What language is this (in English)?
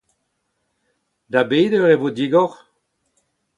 Breton